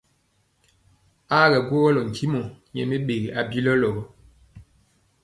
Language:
Mpiemo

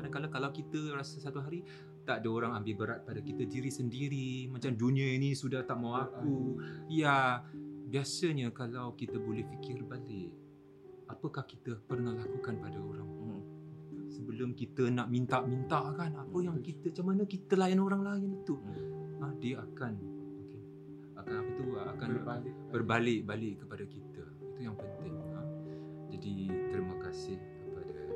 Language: Malay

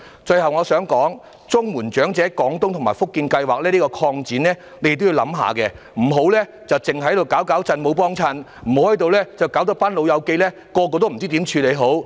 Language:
Cantonese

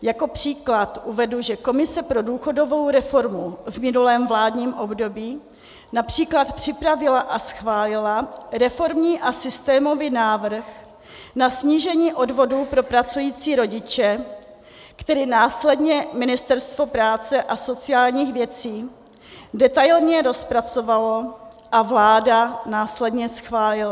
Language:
Czech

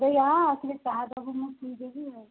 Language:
Odia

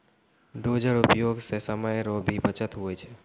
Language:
Maithili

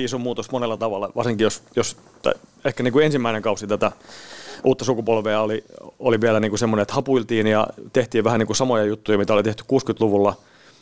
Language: Finnish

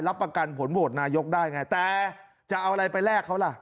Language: Thai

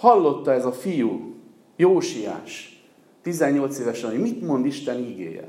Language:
Hungarian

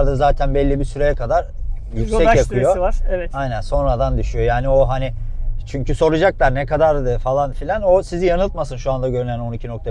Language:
Turkish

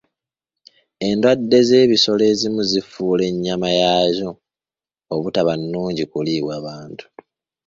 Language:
Ganda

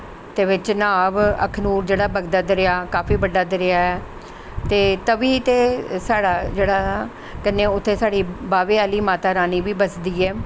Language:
Dogri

